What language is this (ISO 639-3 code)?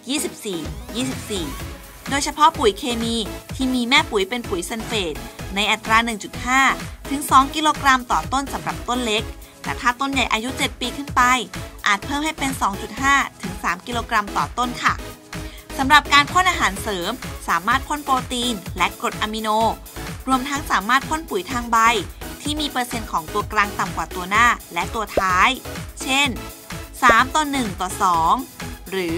tha